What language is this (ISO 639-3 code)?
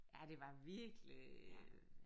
dan